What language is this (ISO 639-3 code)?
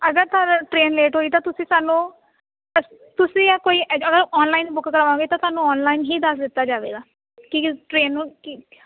pan